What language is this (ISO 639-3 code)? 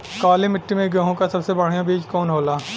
bho